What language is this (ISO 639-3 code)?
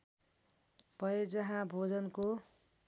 nep